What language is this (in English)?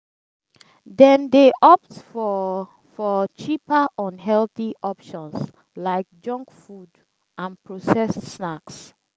Nigerian Pidgin